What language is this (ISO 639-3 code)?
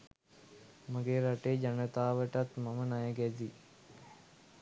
sin